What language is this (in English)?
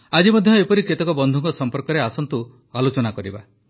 Odia